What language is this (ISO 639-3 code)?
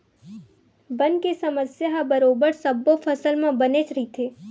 hne